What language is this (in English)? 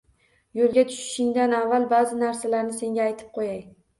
Uzbek